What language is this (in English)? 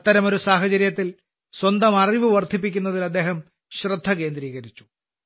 Malayalam